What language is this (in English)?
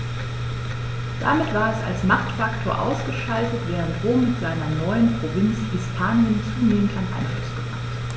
German